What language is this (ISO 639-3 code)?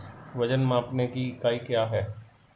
hin